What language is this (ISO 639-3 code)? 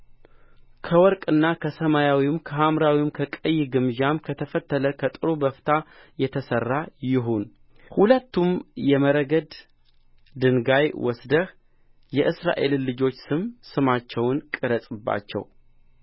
amh